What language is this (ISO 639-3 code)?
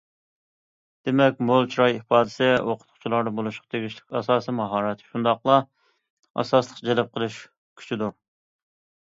uig